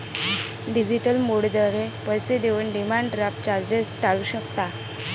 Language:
Marathi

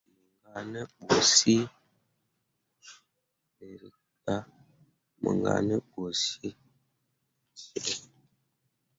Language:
Mundang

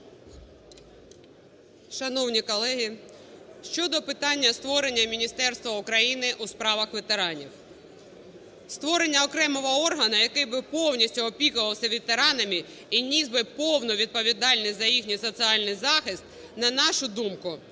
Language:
Ukrainian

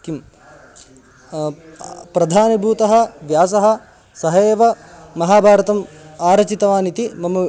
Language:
Sanskrit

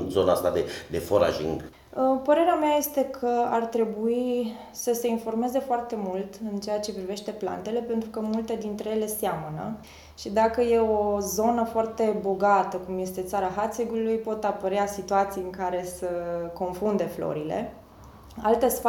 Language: Romanian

